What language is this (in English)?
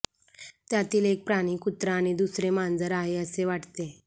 Marathi